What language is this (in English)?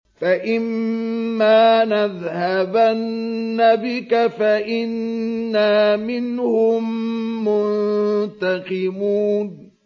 Arabic